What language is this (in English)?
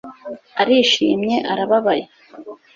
Kinyarwanda